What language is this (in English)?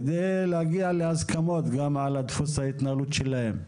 Hebrew